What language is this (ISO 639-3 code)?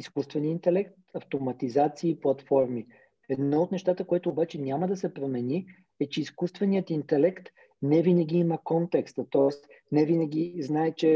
bul